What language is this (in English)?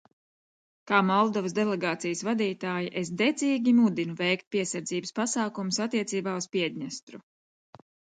Latvian